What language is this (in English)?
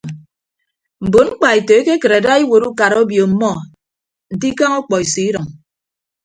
Ibibio